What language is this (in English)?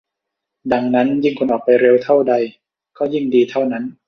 Thai